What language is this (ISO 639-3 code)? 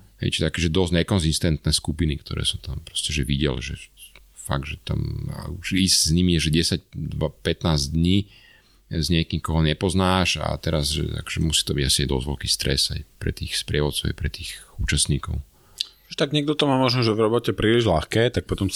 slk